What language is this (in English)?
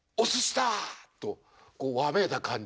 Japanese